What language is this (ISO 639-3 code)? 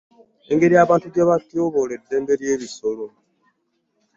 lug